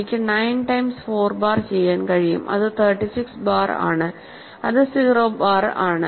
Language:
Malayalam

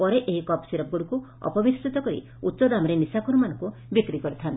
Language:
Odia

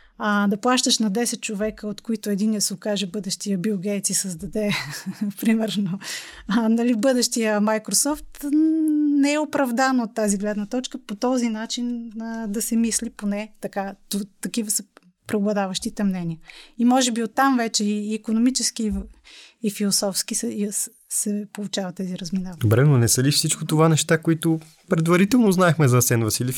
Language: Bulgarian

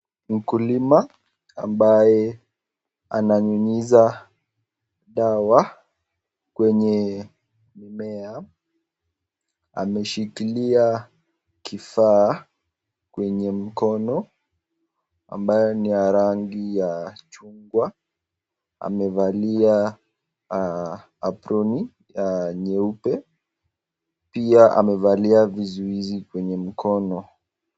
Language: Swahili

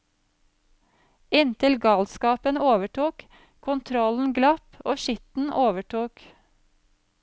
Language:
Norwegian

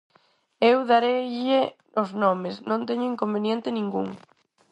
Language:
Galician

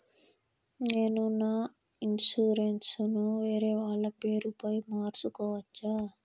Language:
Telugu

